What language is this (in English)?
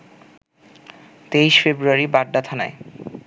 Bangla